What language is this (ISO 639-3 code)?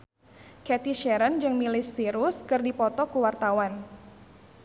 sun